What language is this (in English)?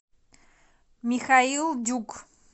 Russian